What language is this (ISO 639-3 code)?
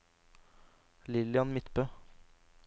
nor